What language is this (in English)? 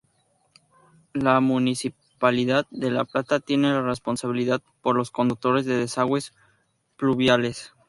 Spanish